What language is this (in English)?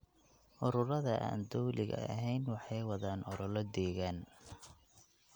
Somali